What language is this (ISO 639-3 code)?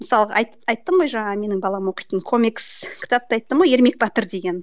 kaz